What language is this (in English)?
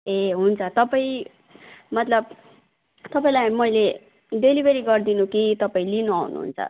Nepali